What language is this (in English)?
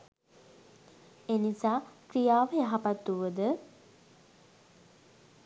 Sinhala